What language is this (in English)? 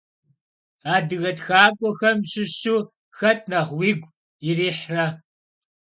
Kabardian